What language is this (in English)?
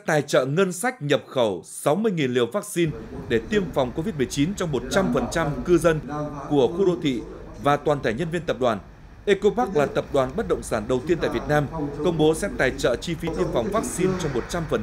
Vietnamese